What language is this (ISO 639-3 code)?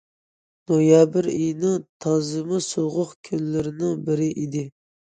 uig